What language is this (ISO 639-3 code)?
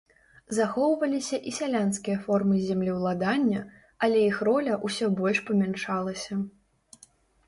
bel